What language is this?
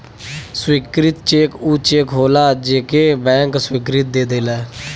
Bhojpuri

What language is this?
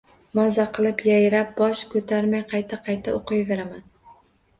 Uzbek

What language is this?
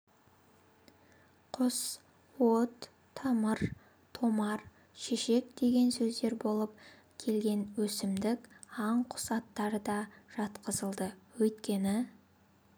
Kazakh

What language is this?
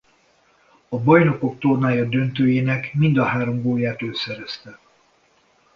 Hungarian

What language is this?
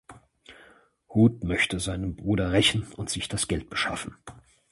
German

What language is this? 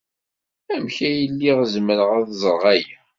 Kabyle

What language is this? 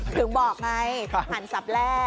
Thai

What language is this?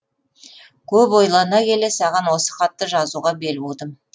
Kazakh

